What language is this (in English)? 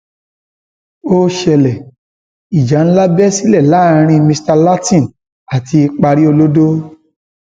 Yoruba